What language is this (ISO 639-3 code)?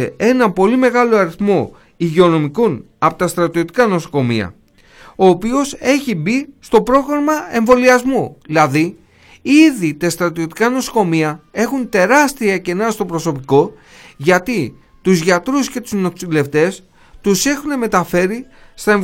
ell